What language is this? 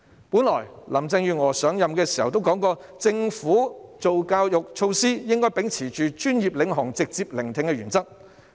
Cantonese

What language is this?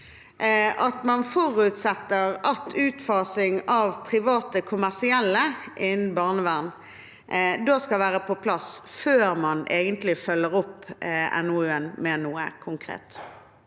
Norwegian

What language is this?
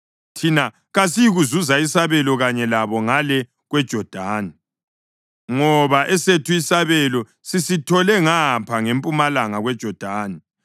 North Ndebele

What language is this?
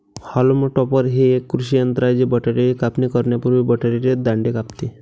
Marathi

